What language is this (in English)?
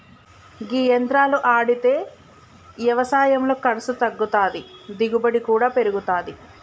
Telugu